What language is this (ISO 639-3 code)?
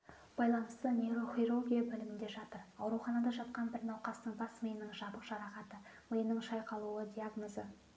kaz